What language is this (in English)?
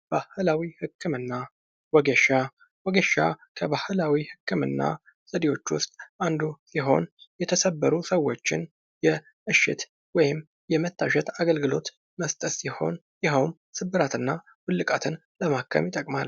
Amharic